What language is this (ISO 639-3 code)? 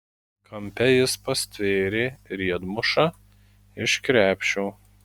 lit